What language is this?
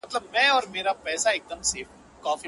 Pashto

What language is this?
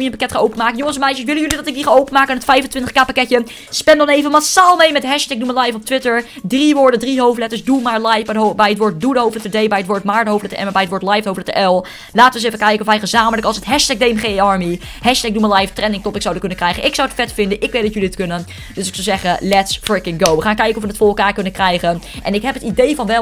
Dutch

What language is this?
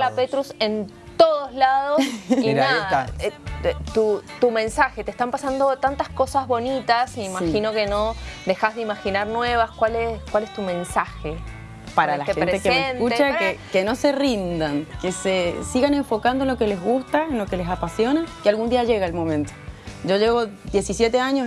Spanish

